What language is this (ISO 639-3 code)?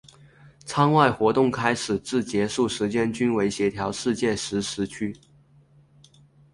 zho